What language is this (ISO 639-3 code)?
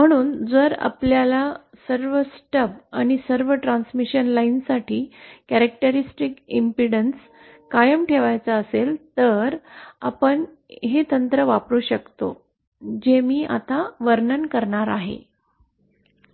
mar